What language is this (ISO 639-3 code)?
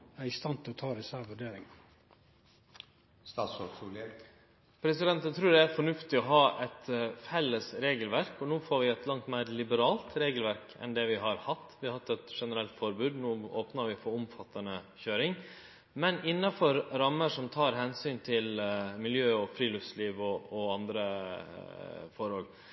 nno